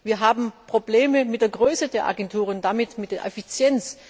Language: German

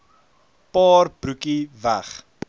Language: Afrikaans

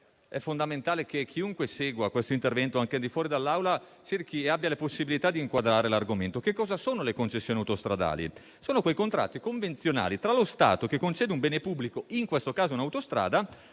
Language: Italian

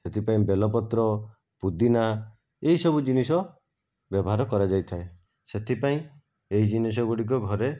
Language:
Odia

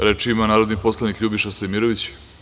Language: Serbian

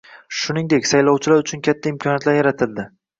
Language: Uzbek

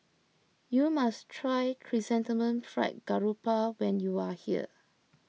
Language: English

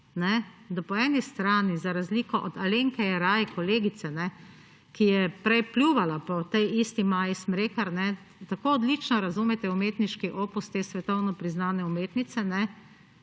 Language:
Slovenian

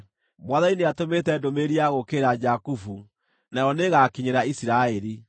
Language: Kikuyu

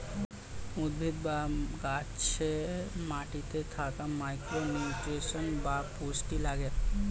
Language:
Bangla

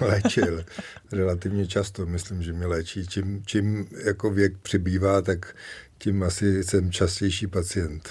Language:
Czech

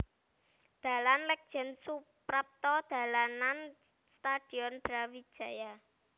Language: Javanese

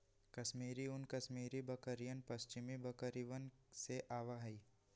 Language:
Magahi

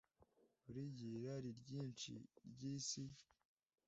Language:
Kinyarwanda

